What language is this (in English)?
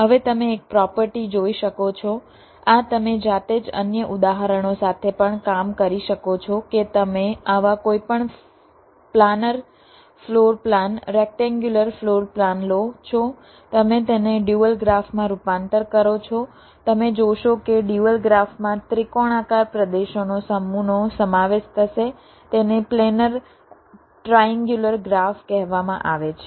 Gujarati